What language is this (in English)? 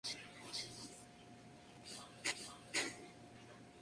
Spanish